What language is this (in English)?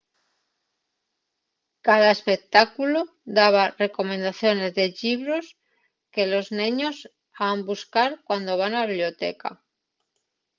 Asturian